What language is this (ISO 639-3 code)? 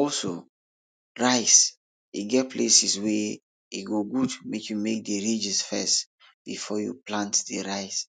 pcm